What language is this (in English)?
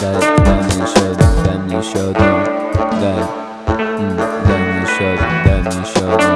English